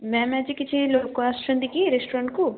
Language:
Odia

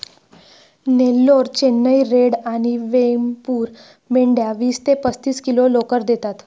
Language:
Marathi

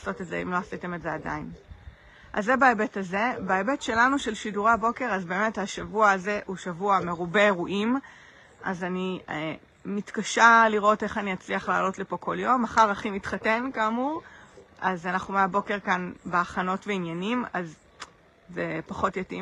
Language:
Hebrew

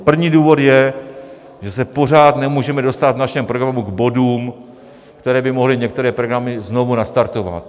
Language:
Czech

